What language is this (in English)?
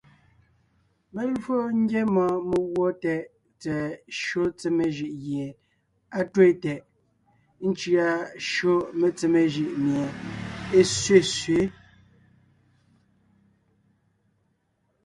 Ngiemboon